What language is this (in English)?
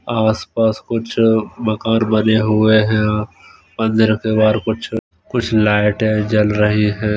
Hindi